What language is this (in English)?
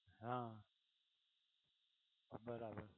Gujarati